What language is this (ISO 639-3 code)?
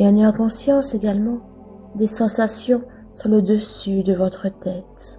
fra